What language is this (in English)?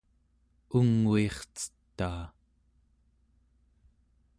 Central Yupik